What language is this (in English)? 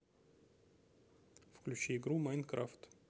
Russian